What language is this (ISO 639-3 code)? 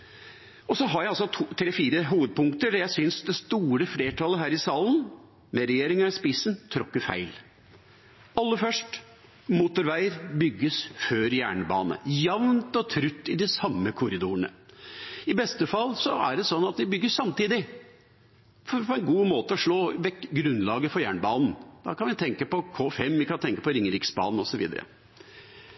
nob